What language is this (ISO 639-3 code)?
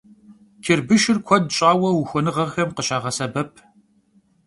kbd